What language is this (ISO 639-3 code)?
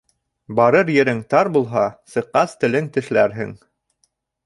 bak